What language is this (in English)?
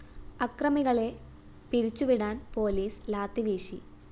Malayalam